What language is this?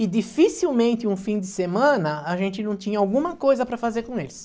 Portuguese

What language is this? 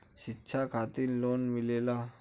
Bhojpuri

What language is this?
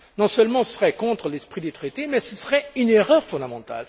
French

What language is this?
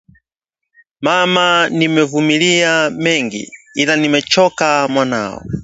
Swahili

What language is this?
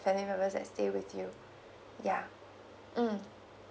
English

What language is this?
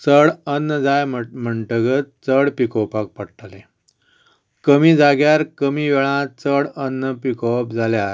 Konkani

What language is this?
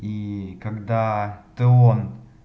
Russian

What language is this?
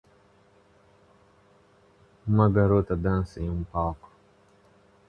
Portuguese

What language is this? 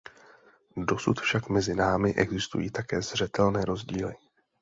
Czech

